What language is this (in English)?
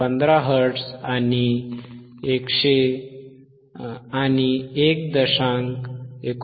Marathi